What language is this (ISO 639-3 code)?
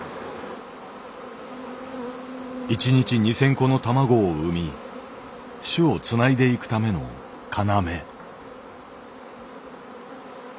jpn